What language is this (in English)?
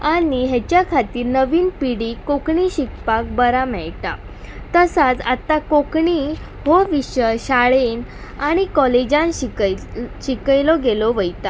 Konkani